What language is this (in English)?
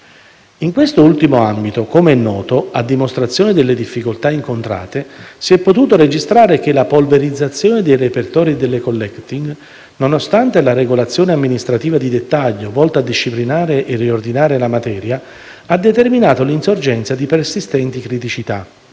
Italian